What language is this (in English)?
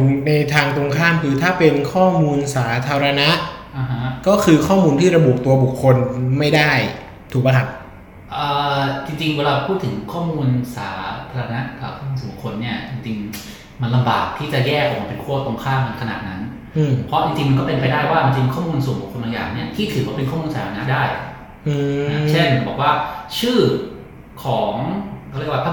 Thai